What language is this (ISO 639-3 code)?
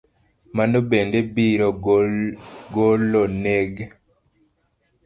luo